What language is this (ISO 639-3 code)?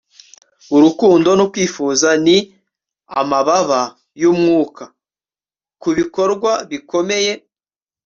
kin